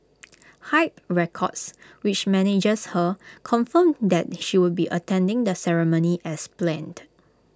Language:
English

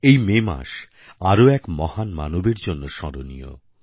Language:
Bangla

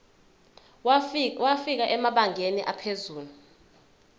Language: Zulu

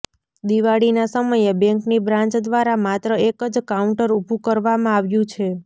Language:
Gujarati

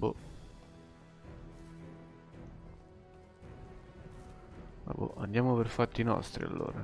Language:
Italian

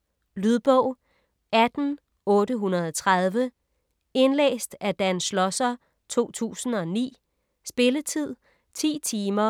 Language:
Danish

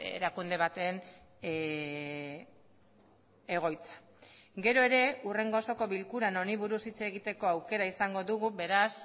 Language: Basque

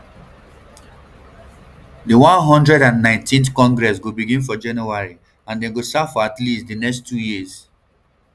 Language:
Nigerian Pidgin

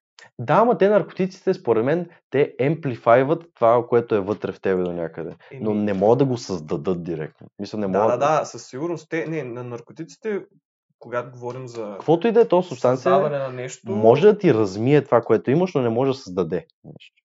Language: Bulgarian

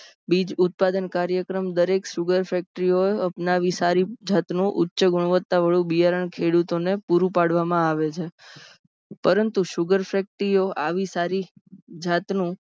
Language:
Gujarati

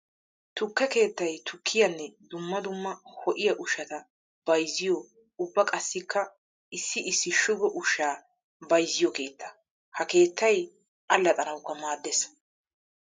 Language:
Wolaytta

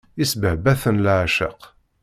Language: Kabyle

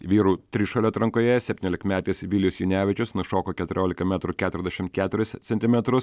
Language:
Lithuanian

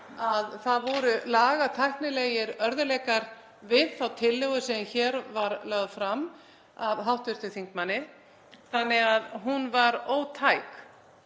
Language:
Icelandic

